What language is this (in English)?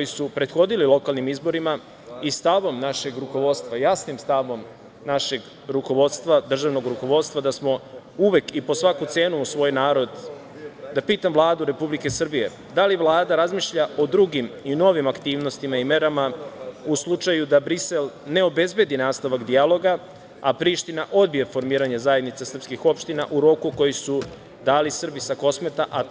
Serbian